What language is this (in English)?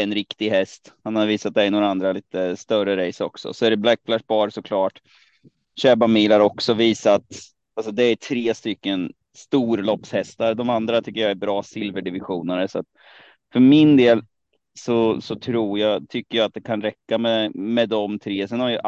Swedish